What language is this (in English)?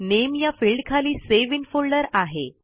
Marathi